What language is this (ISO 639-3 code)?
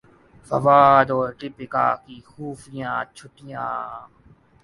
urd